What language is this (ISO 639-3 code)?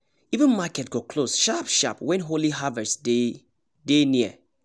pcm